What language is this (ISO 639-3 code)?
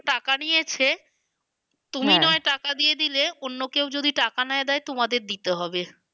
ben